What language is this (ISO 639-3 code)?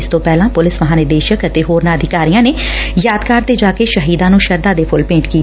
pan